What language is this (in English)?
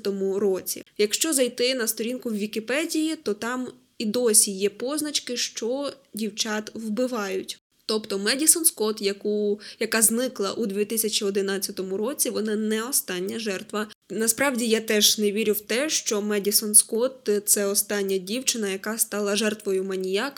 Ukrainian